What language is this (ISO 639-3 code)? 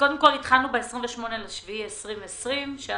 heb